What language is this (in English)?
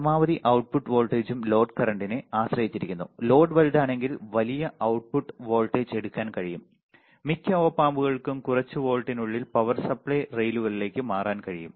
Malayalam